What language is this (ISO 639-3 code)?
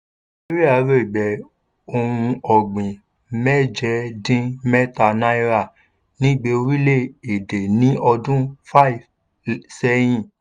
yor